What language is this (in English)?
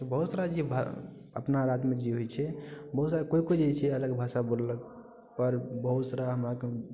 Maithili